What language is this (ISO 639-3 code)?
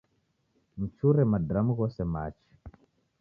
dav